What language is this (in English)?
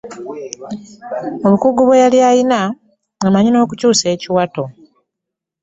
Ganda